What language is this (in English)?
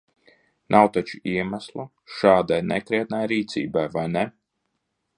Latvian